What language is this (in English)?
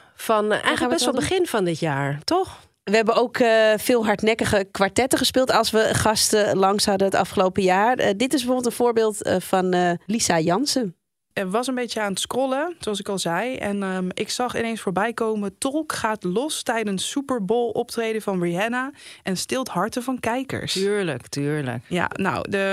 Dutch